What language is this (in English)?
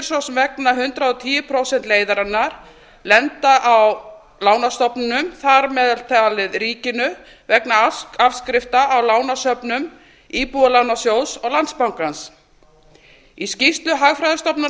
Icelandic